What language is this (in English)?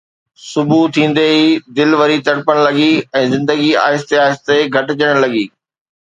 Sindhi